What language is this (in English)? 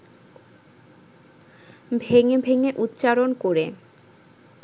Bangla